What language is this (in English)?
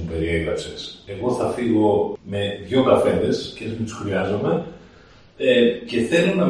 Greek